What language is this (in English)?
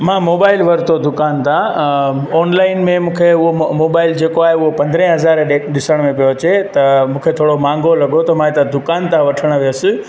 Sindhi